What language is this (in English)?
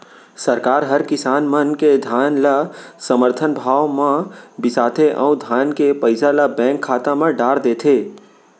Chhattisgarhi